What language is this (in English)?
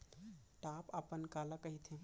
Chhattisgarhi